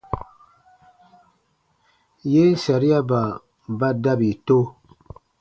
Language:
Baatonum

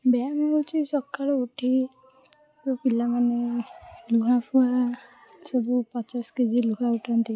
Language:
Odia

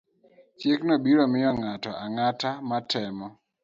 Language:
Luo (Kenya and Tanzania)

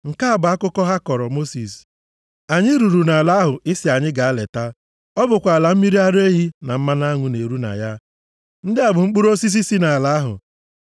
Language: Igbo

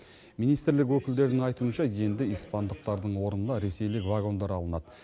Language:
Kazakh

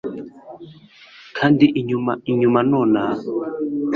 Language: Kinyarwanda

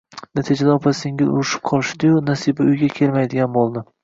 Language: Uzbek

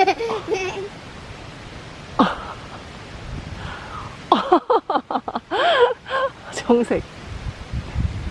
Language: Korean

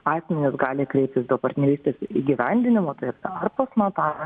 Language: Lithuanian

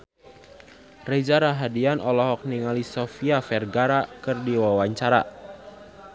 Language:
Sundanese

